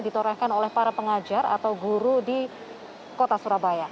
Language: Indonesian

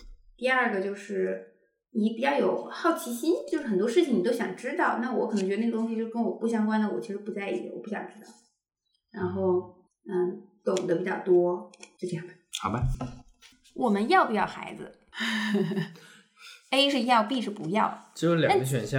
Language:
Chinese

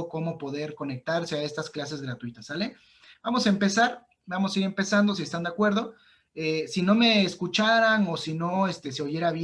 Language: Spanish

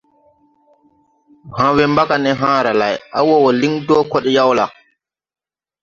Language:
Tupuri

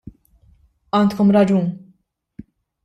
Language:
Maltese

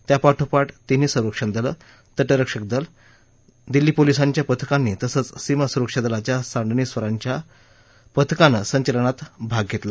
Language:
Marathi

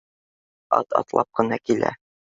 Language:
Bashkir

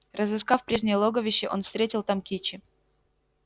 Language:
Russian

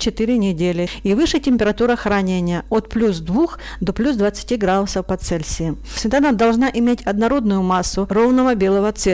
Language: Russian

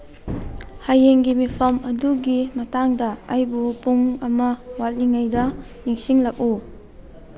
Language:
Manipuri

